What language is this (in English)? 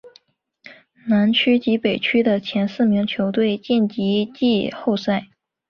Chinese